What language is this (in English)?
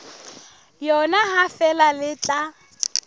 Southern Sotho